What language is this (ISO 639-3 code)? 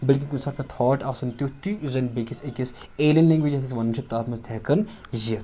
kas